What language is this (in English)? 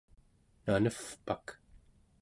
Central Yupik